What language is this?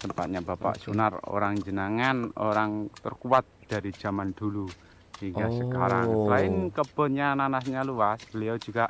Indonesian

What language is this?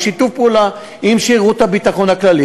Hebrew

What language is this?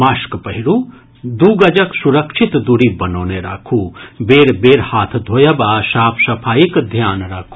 Maithili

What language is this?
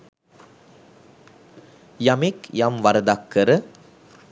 Sinhala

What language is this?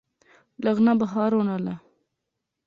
Pahari-Potwari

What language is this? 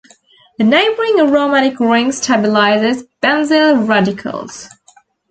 English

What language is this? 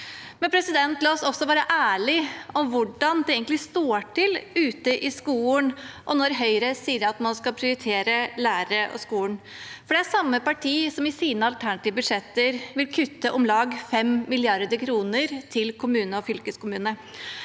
Norwegian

